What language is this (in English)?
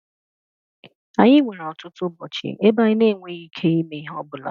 Igbo